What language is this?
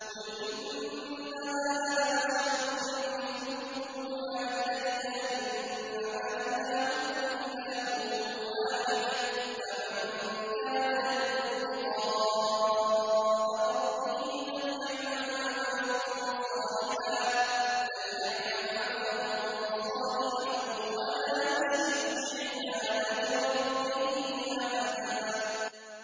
Arabic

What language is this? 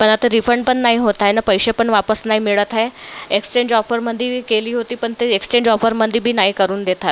Marathi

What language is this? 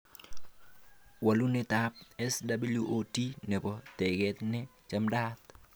Kalenjin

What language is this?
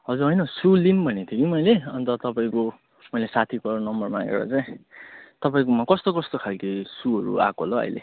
Nepali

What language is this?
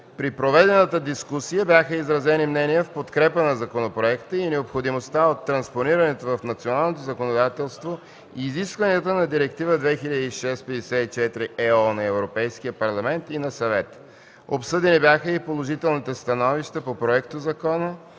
Bulgarian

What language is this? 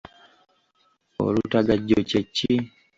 Ganda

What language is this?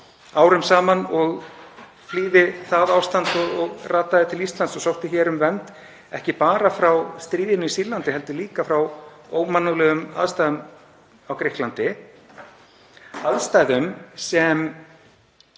Icelandic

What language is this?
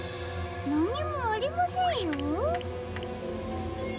Japanese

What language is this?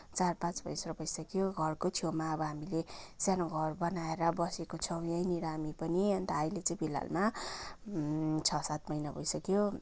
Nepali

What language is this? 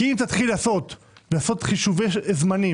Hebrew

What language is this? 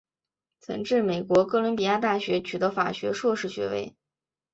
Chinese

